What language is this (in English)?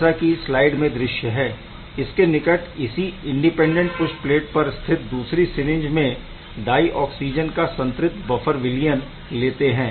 Hindi